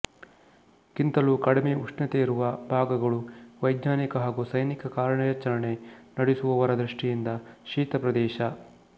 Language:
Kannada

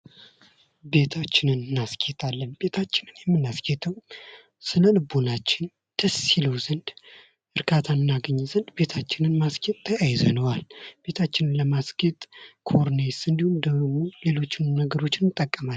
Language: Amharic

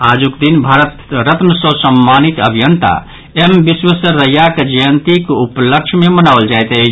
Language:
Maithili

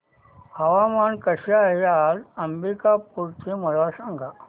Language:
Marathi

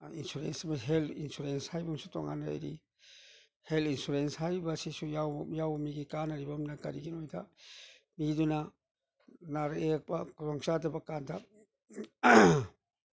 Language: Manipuri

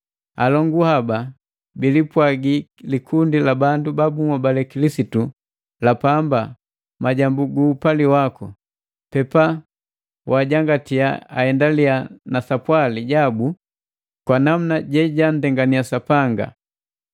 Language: Matengo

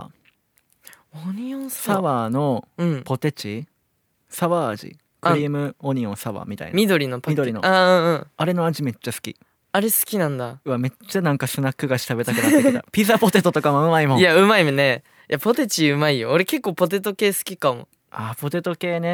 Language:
Japanese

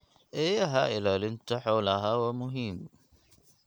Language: Somali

